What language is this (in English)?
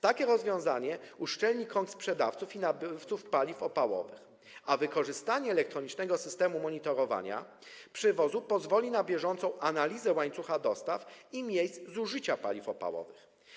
Polish